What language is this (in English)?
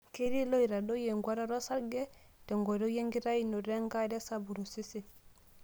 Masai